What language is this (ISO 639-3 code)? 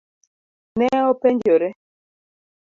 luo